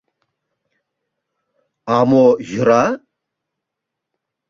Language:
Mari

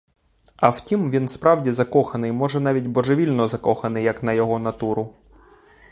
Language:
Ukrainian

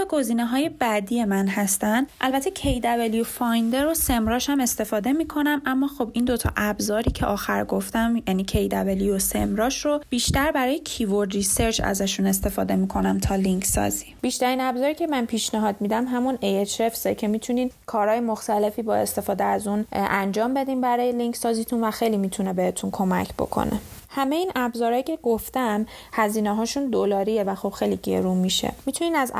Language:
Persian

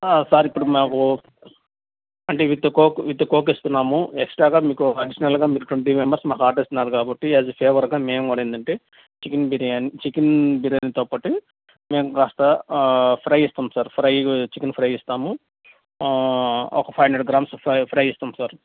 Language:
Telugu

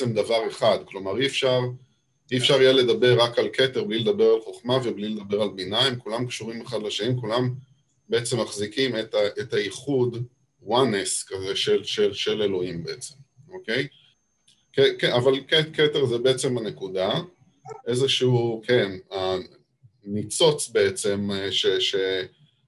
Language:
Hebrew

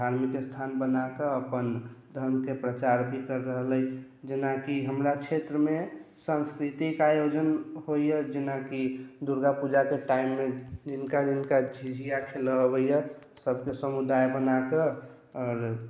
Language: Maithili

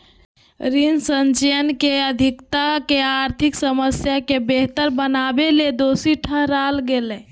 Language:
Magahi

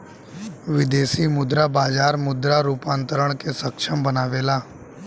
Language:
Bhojpuri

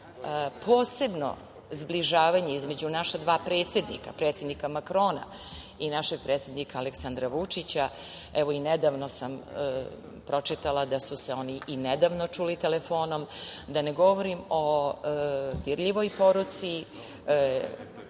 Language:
Serbian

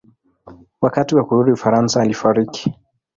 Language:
Swahili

